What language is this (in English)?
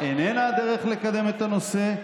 Hebrew